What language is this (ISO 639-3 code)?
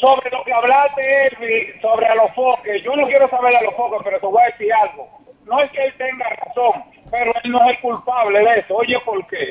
spa